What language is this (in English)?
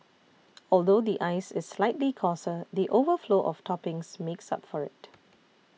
English